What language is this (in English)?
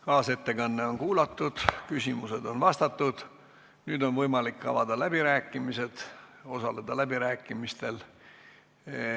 Estonian